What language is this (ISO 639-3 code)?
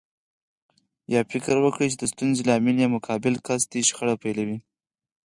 pus